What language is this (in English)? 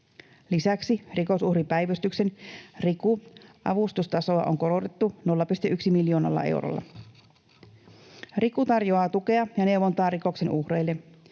Finnish